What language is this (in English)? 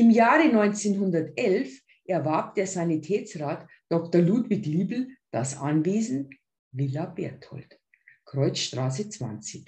German